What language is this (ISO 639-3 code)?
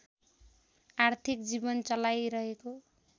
nep